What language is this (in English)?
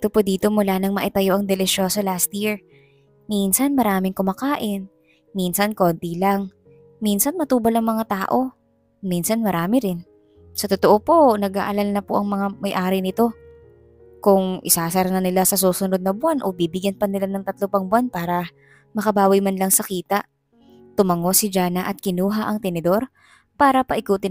Filipino